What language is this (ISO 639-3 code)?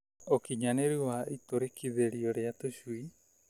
kik